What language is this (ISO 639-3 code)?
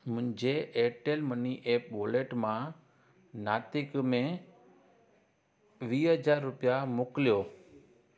snd